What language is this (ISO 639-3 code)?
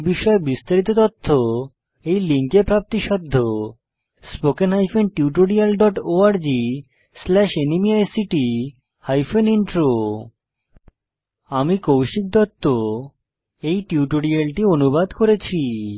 ben